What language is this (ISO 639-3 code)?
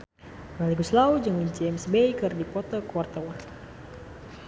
sun